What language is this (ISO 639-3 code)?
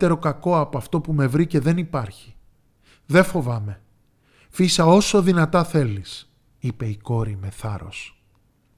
ell